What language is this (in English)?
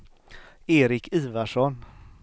Swedish